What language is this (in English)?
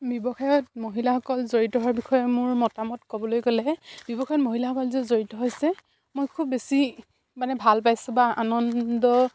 Assamese